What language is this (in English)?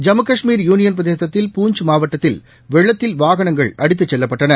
Tamil